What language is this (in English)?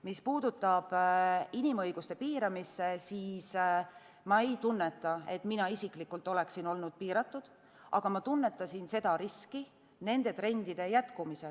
Estonian